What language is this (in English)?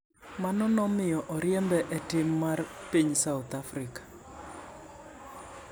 Luo (Kenya and Tanzania)